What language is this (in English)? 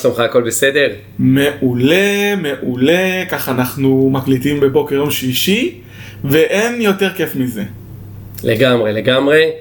Hebrew